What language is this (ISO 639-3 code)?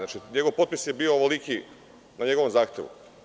srp